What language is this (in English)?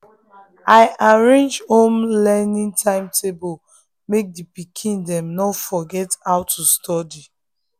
Nigerian Pidgin